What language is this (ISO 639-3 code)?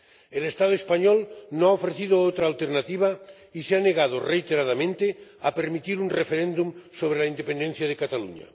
spa